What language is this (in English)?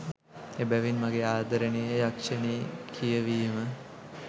Sinhala